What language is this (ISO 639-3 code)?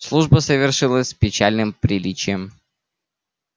rus